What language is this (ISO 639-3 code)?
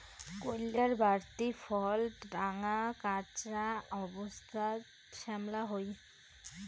ben